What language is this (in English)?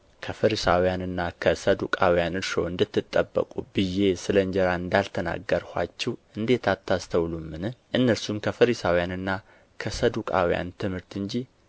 Amharic